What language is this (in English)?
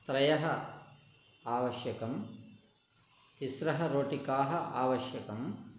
Sanskrit